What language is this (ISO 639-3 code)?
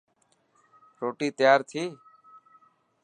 mki